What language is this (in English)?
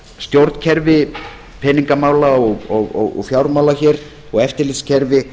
Icelandic